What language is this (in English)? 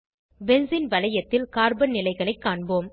Tamil